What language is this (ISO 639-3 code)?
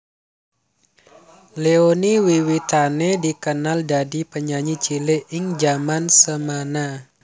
jav